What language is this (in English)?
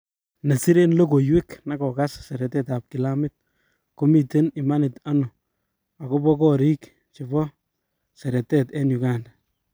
Kalenjin